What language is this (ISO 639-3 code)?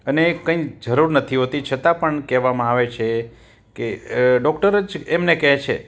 guj